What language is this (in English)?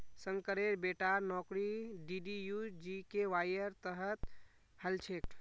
Magahi